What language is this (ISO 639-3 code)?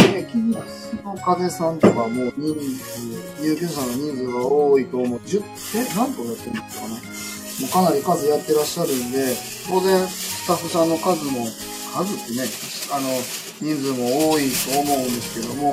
jpn